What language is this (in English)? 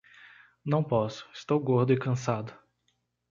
Portuguese